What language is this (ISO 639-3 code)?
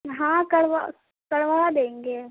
urd